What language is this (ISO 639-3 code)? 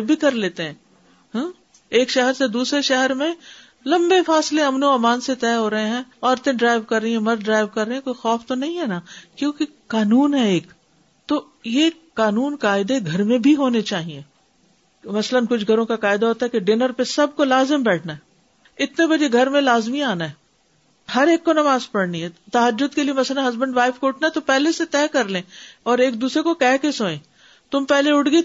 urd